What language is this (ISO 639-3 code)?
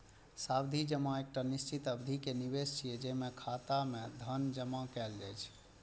mai